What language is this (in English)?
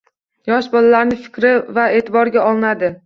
Uzbek